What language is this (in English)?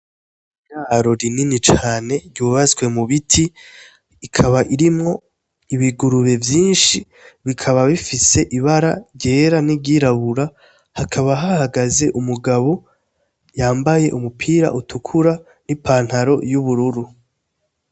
Rundi